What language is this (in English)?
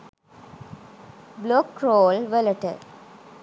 Sinhala